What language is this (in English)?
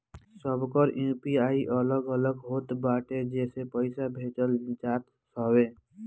Bhojpuri